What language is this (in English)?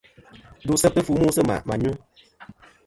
Kom